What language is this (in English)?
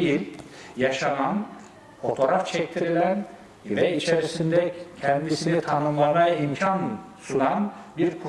Turkish